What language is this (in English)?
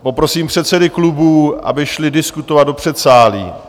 Czech